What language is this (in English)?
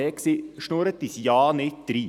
Swiss German